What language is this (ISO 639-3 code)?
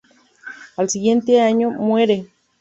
spa